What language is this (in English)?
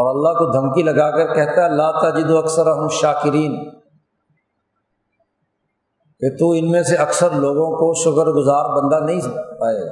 Urdu